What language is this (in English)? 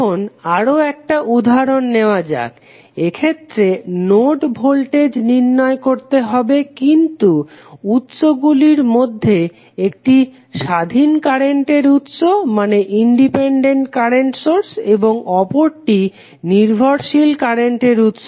Bangla